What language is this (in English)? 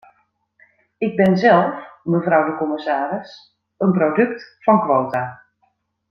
Dutch